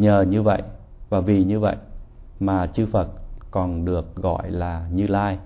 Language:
Vietnamese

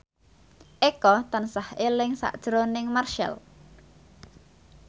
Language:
Javanese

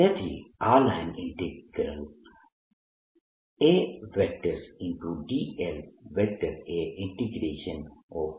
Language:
Gujarati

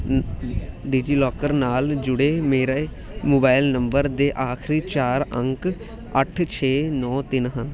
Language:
Punjabi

